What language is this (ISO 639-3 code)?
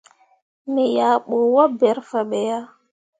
mua